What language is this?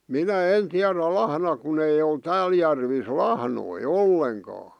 Finnish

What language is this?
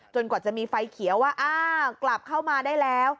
Thai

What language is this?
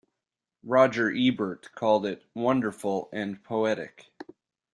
English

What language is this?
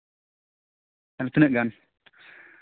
Santali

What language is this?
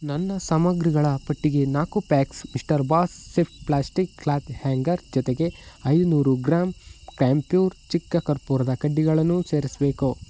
Kannada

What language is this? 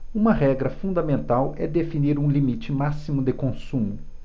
Portuguese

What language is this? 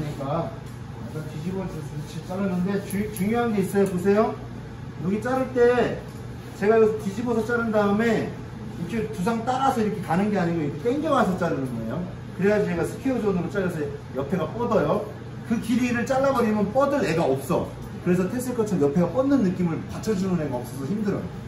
Korean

